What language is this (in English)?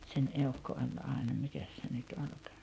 Finnish